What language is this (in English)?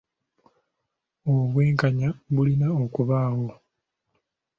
Ganda